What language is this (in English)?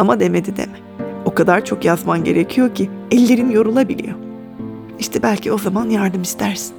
Turkish